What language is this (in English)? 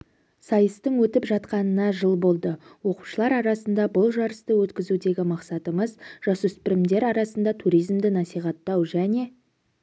Kazakh